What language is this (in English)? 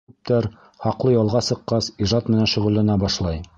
Bashkir